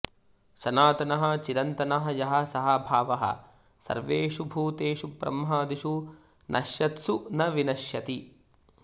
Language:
Sanskrit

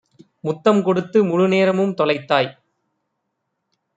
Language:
Tamil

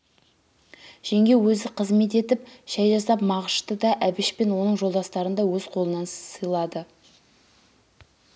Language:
Kazakh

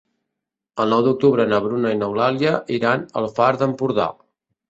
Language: Catalan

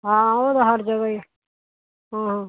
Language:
Punjabi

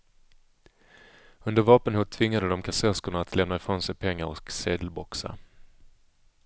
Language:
Swedish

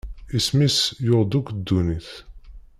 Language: Kabyle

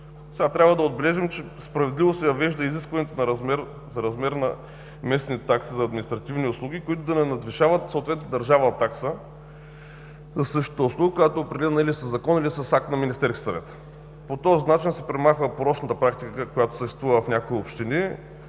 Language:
Bulgarian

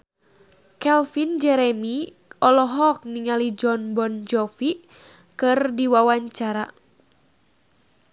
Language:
Sundanese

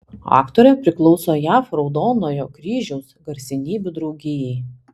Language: Lithuanian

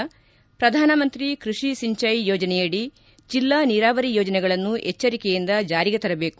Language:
Kannada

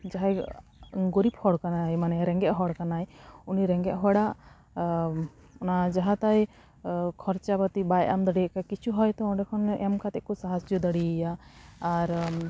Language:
Santali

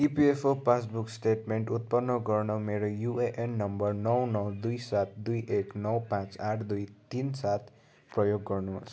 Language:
Nepali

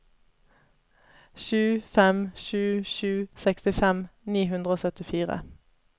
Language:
Norwegian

